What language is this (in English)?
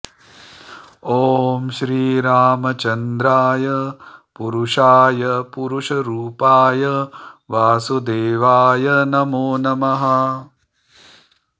Sanskrit